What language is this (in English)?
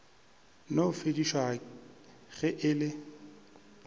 Northern Sotho